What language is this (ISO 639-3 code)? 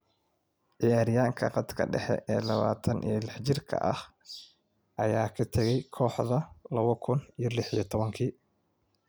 som